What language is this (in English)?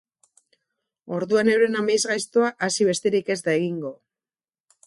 Basque